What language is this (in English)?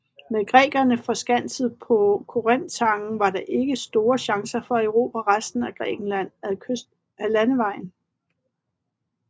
Danish